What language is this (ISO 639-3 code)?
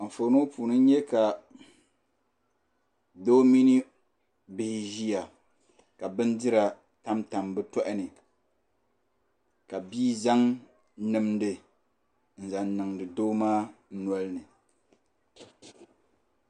dag